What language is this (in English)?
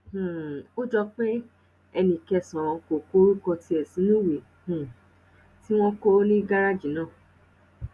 Yoruba